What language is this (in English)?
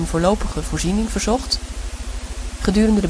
Dutch